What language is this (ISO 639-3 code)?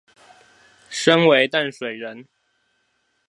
zho